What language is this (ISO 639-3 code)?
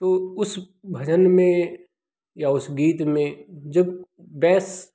hin